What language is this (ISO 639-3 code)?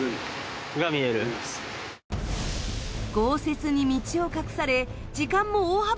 jpn